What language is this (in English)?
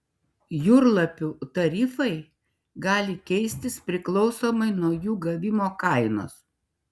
Lithuanian